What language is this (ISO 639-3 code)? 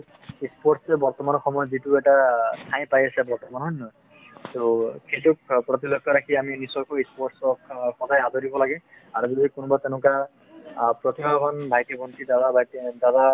asm